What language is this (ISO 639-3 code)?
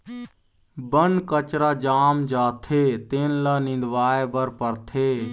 hne